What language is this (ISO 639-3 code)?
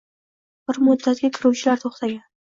uzb